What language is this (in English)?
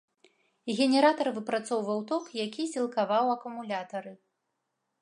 Belarusian